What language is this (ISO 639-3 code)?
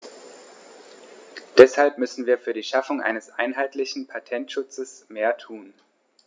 deu